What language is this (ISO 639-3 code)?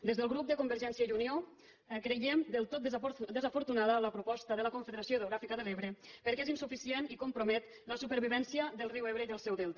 cat